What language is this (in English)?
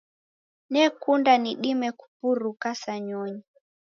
Taita